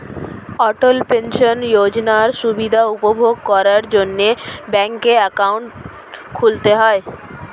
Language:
Bangla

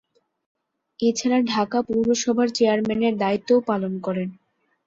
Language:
Bangla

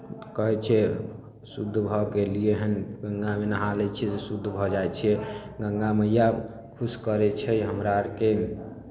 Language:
Maithili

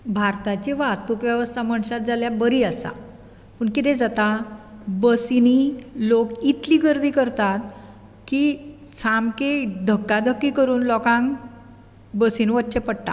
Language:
Konkani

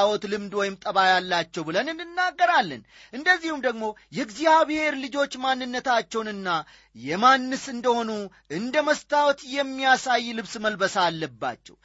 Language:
Amharic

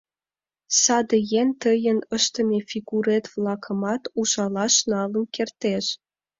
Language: Mari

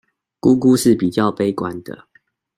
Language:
Chinese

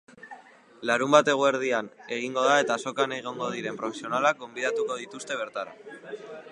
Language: Basque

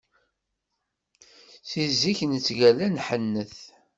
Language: Kabyle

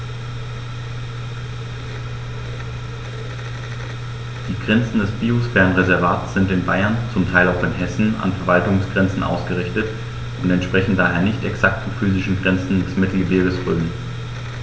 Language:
German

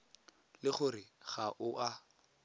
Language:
Tswana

